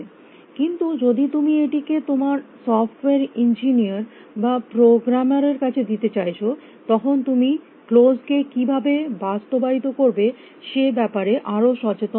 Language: Bangla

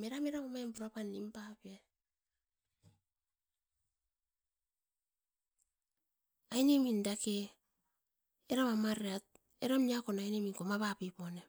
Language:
Askopan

